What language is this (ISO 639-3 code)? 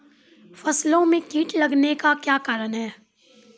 mai